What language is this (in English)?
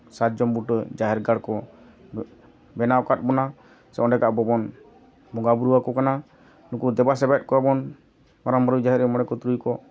Santali